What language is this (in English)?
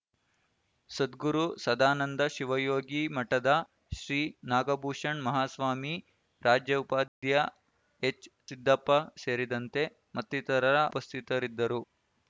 Kannada